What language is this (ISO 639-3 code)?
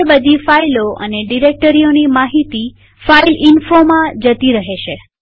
guj